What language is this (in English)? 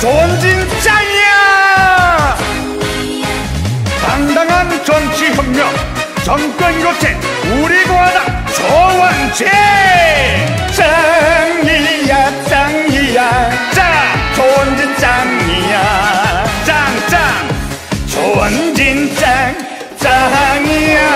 Korean